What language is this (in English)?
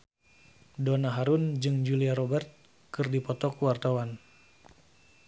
Sundanese